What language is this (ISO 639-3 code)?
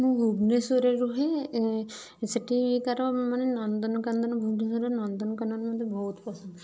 ori